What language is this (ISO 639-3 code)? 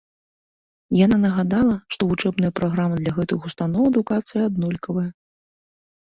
bel